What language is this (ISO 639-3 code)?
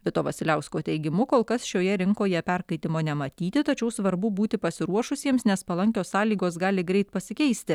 lit